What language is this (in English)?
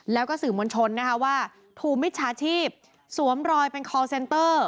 Thai